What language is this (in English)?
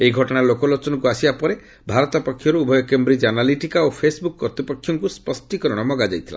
Odia